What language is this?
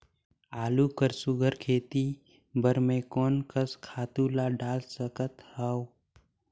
Chhattisgarhi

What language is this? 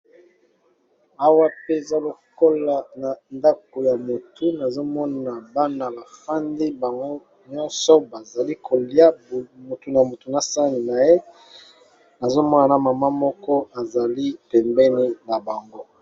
Lingala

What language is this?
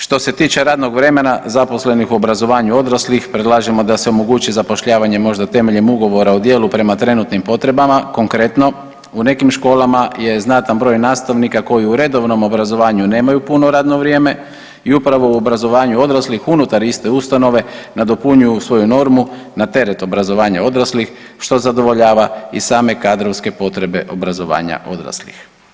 Croatian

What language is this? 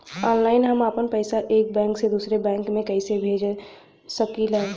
Bhojpuri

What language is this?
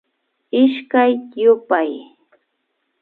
Imbabura Highland Quichua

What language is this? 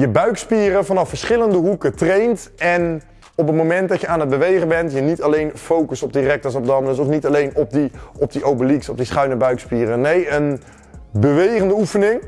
Dutch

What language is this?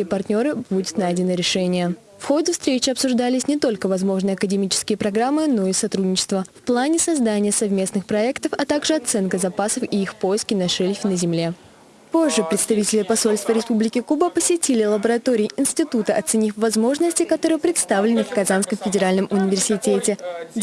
Russian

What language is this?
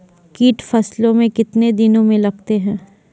Maithili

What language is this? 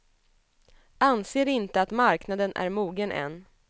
Swedish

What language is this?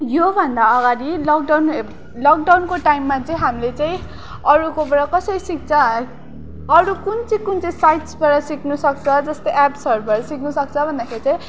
Nepali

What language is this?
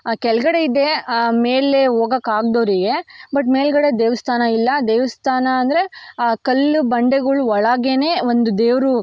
Kannada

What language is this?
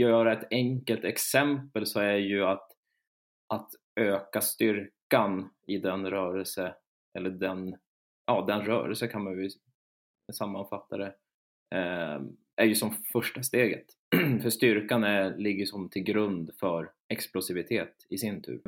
Swedish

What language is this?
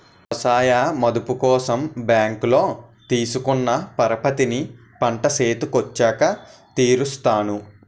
Telugu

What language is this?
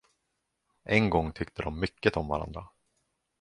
Swedish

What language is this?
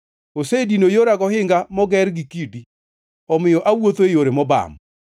Luo (Kenya and Tanzania)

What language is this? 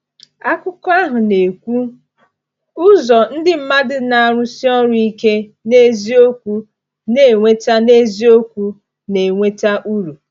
Igbo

